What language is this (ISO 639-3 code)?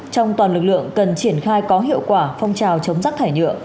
vie